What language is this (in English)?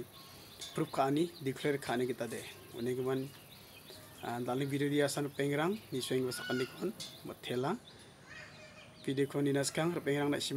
French